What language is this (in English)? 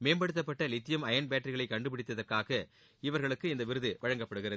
Tamil